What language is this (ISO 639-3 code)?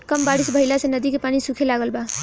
bho